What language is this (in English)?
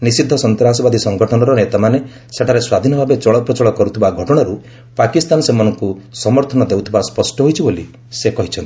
Odia